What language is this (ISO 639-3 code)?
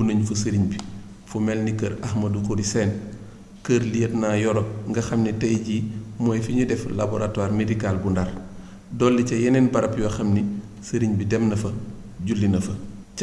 fra